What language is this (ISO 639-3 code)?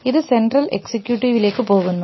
mal